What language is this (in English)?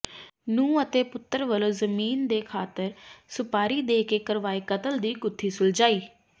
Punjabi